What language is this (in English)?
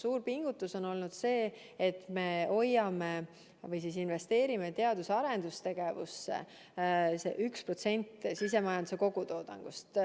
Estonian